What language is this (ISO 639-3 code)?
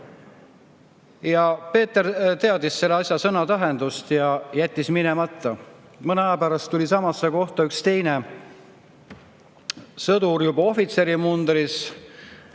est